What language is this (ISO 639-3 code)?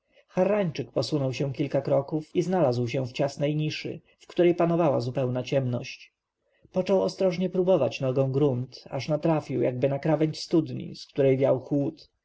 pol